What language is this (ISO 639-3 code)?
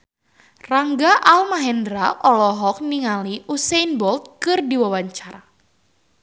sun